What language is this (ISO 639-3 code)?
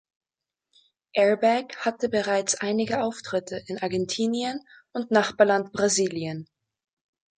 deu